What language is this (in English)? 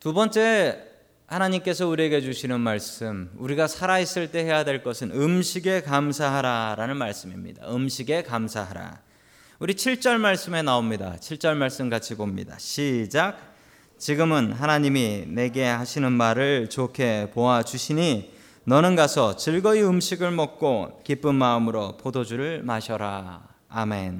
Korean